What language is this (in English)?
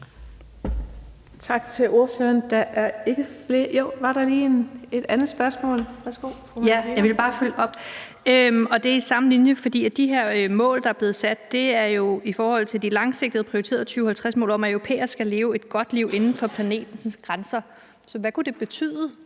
Danish